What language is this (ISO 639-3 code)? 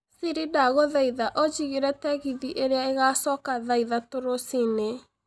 kik